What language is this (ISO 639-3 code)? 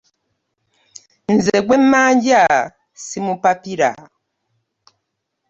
lug